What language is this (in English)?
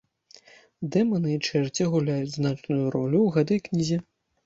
Belarusian